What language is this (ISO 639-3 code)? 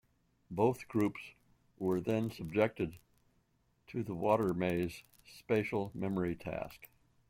eng